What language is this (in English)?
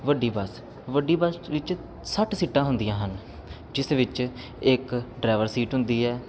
Punjabi